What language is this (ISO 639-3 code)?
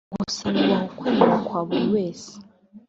kin